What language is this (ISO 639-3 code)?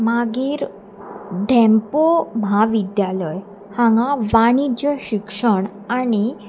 kok